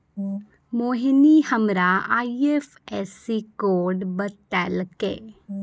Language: Maithili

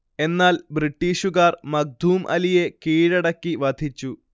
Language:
Malayalam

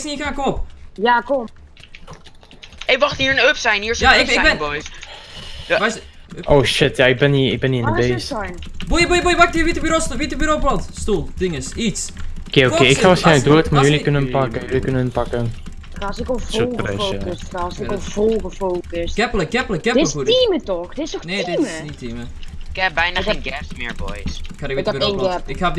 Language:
Dutch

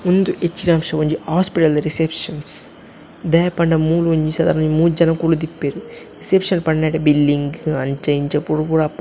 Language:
Tulu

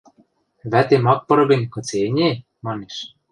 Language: Western Mari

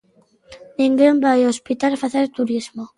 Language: Galician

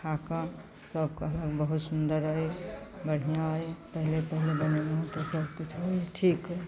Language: Maithili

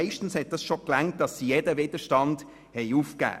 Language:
Swiss German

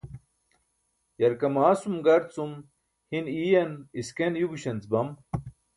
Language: Burushaski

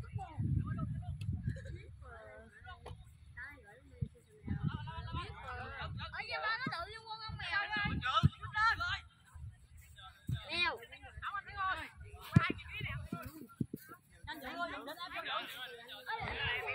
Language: Vietnamese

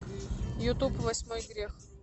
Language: Russian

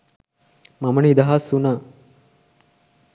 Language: Sinhala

